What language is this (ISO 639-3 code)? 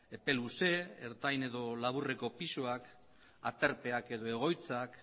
eus